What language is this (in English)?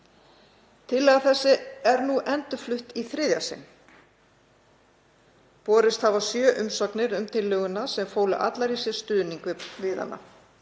Icelandic